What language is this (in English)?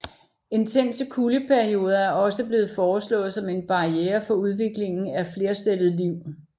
Danish